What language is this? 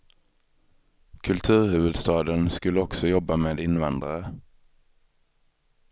Swedish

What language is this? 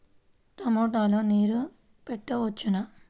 Telugu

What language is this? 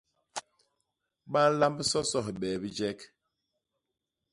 Basaa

